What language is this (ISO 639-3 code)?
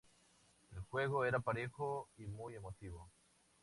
spa